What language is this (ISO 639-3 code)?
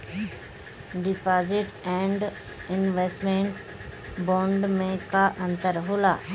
bho